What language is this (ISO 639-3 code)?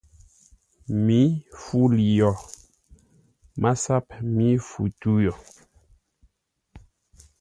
nla